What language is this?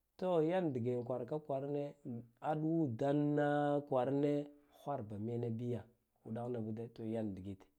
Guduf-Gava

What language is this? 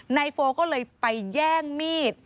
Thai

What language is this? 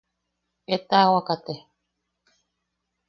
Yaqui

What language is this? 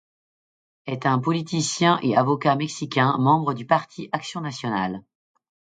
French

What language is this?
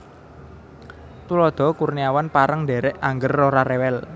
Javanese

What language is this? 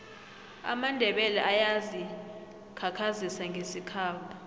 South Ndebele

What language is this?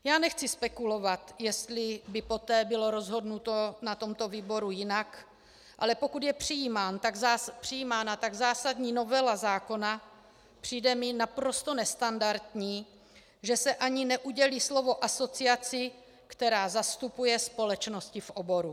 Czech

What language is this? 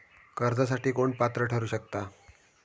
Marathi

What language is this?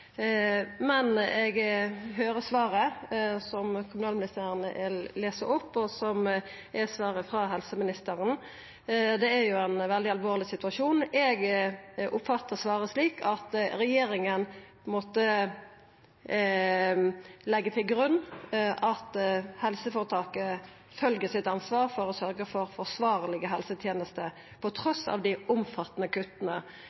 Norwegian Nynorsk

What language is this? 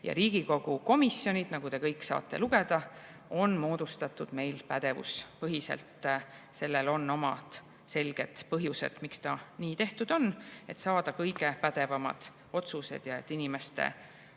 Estonian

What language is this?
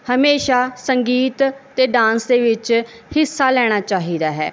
Punjabi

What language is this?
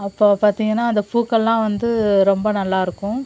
Tamil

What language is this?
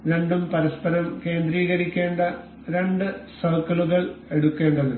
Malayalam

